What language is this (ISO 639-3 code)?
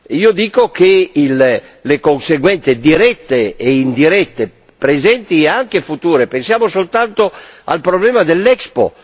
ita